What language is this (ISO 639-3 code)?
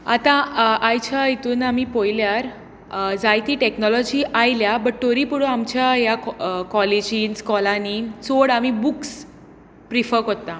kok